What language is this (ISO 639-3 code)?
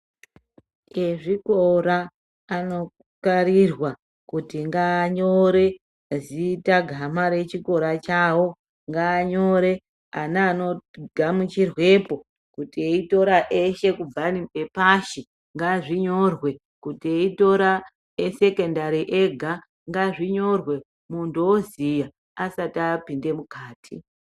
ndc